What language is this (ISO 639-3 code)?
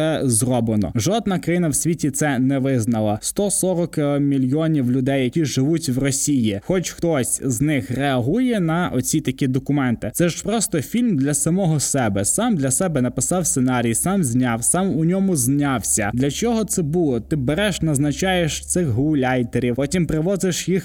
ukr